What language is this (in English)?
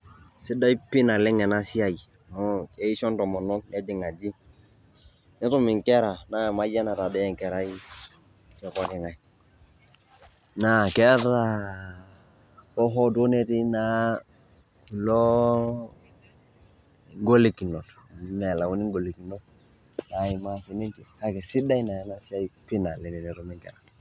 Masai